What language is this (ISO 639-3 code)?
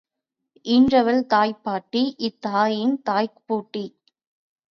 tam